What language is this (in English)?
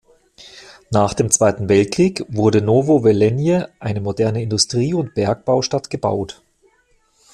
German